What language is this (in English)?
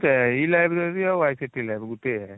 Odia